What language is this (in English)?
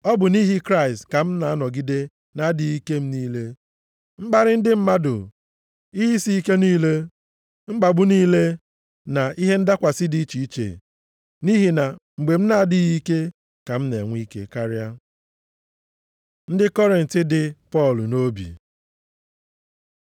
Igbo